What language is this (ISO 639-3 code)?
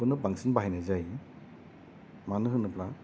brx